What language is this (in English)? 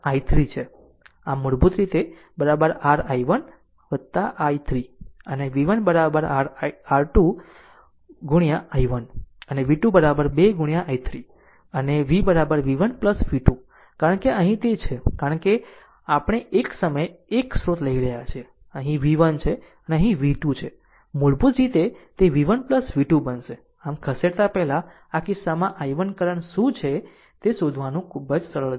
Gujarati